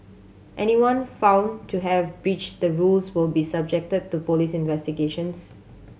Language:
English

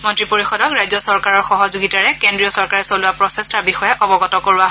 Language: Assamese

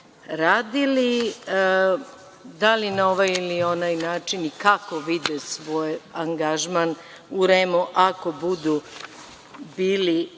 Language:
Serbian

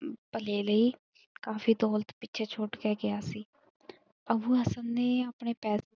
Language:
Punjabi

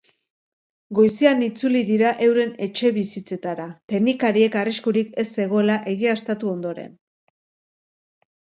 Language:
Basque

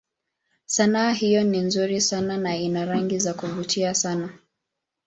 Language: Swahili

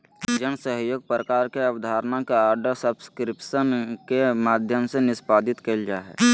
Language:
Magahi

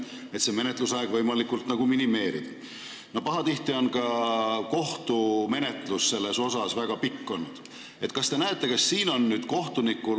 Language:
Estonian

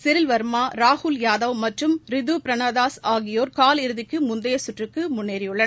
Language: Tamil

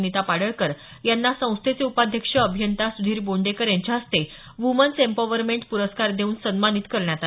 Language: Marathi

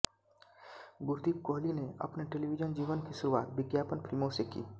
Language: Hindi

